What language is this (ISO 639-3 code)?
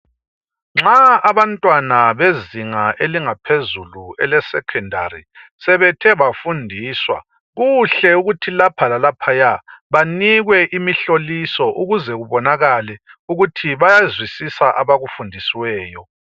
nde